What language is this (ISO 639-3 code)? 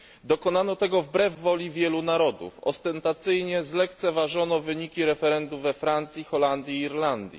pol